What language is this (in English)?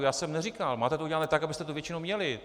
Czech